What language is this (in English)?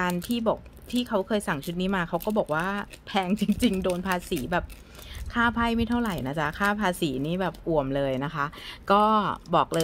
Thai